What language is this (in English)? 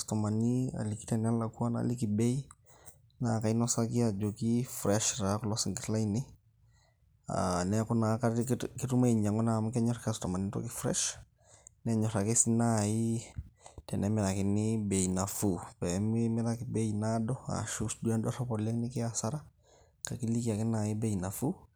Masai